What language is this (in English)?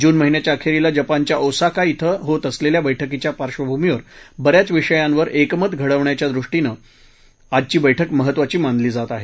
Marathi